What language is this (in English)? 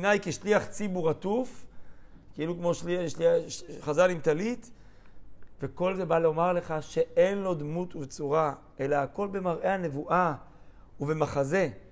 Hebrew